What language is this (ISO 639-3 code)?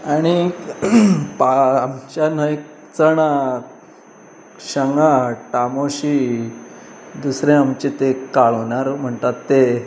kok